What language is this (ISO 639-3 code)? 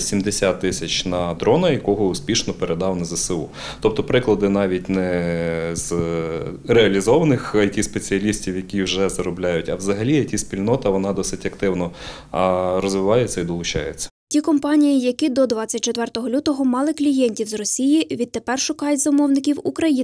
ukr